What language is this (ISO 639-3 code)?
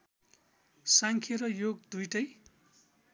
nep